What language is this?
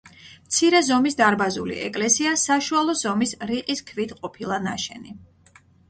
Georgian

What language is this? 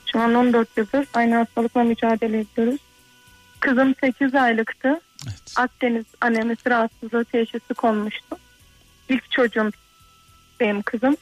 Turkish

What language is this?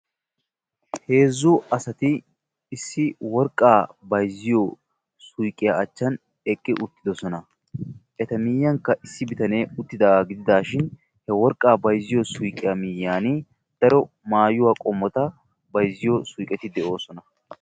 Wolaytta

